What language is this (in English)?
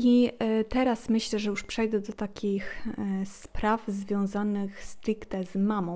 Polish